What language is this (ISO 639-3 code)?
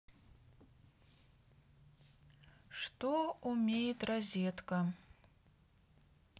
rus